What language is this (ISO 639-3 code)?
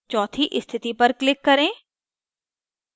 hin